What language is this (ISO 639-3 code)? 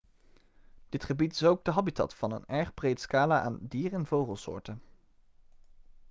nld